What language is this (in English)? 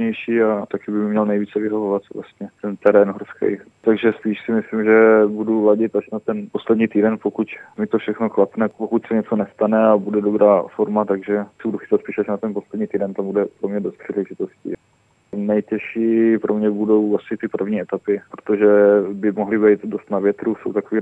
Czech